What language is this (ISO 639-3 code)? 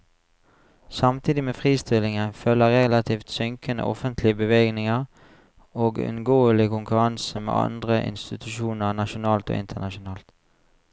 nor